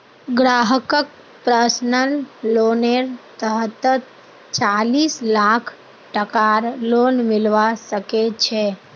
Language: Magahi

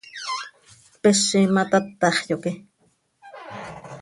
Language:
Seri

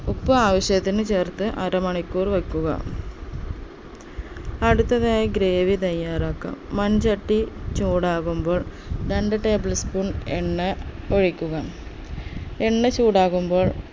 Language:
Malayalam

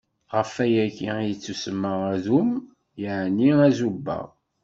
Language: Kabyle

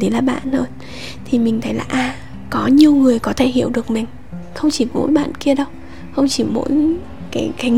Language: Vietnamese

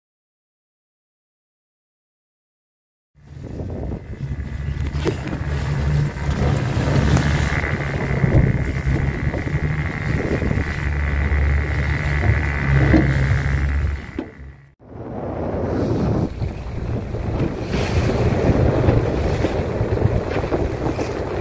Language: Indonesian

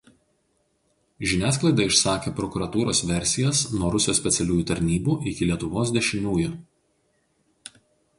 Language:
Lithuanian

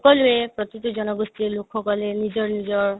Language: Assamese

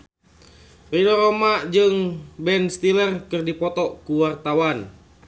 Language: Sundanese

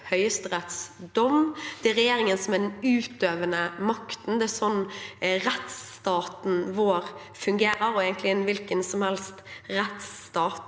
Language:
Norwegian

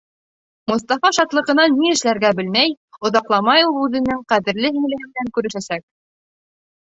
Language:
Bashkir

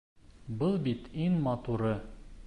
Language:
Bashkir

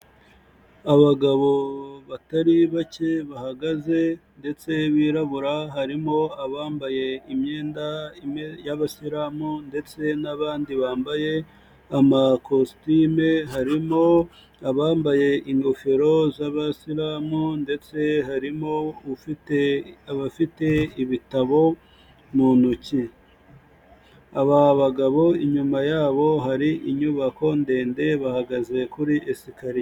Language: Kinyarwanda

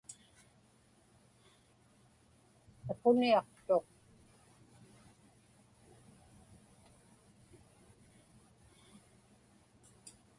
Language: Inupiaq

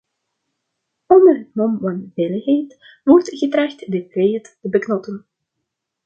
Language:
Dutch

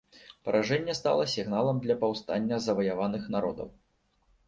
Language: Belarusian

